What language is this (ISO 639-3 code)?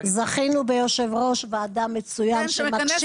heb